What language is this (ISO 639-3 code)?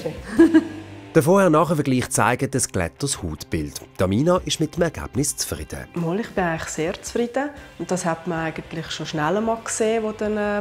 deu